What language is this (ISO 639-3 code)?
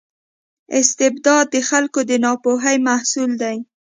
pus